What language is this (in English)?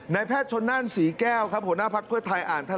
Thai